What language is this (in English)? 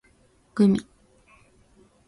Japanese